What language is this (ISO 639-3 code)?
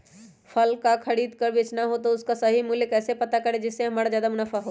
mag